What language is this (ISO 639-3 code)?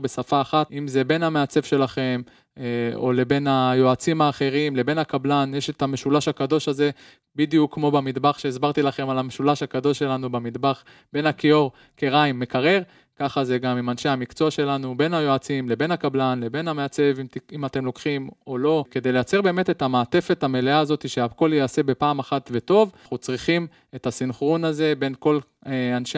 heb